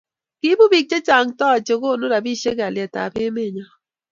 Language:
Kalenjin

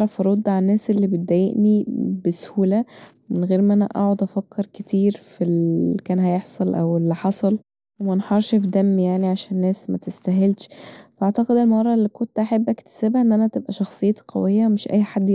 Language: Egyptian Arabic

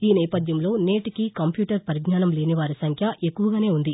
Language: Telugu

